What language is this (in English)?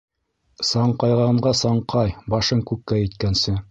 Bashkir